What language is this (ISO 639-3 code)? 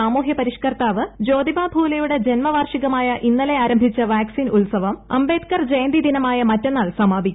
mal